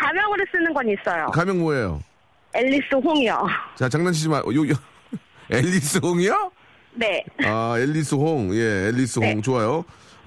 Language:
Korean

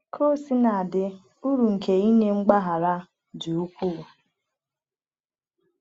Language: Igbo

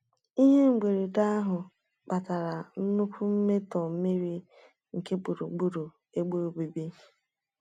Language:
Igbo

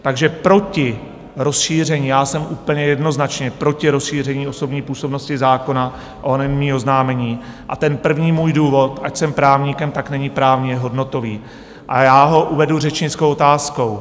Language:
Czech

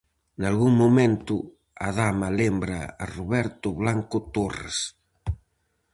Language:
Galician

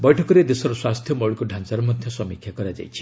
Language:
Odia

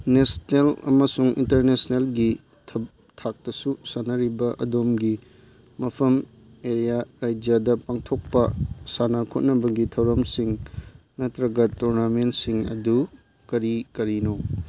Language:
Manipuri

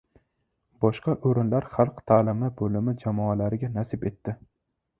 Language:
Uzbek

